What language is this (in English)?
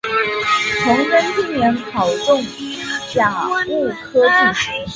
Chinese